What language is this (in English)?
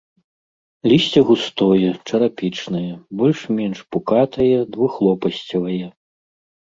Belarusian